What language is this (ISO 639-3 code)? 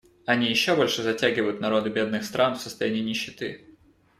rus